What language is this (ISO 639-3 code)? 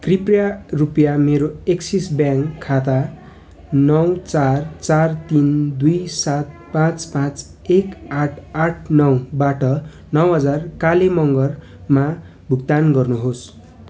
nep